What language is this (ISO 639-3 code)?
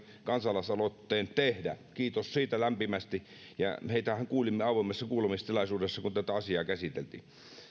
fin